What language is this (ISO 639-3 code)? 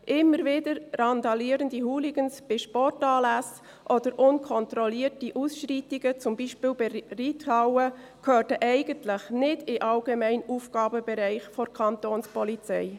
gsw